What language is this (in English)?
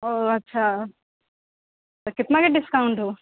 Maithili